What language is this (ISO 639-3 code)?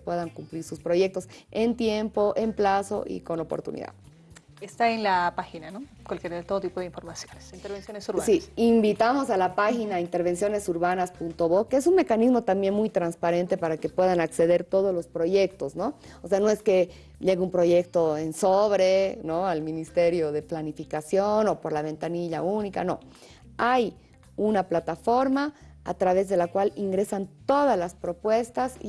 spa